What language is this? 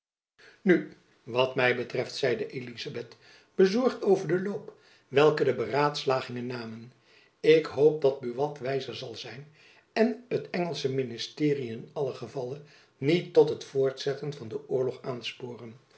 Dutch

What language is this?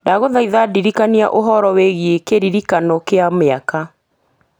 Kikuyu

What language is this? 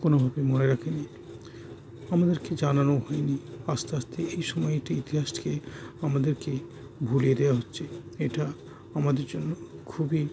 Bangla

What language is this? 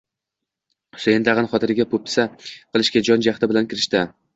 Uzbek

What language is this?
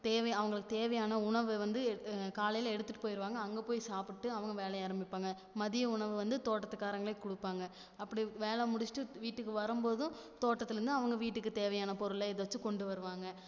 Tamil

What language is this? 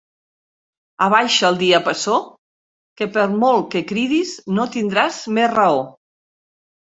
Catalan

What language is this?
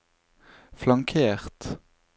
Norwegian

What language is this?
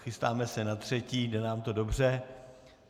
Czech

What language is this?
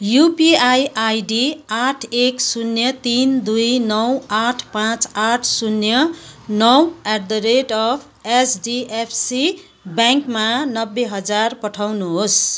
Nepali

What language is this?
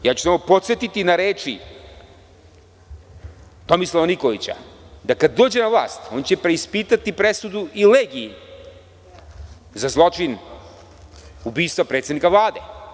Serbian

